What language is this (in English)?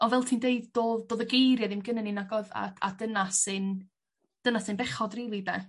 Welsh